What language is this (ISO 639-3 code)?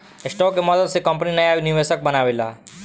bho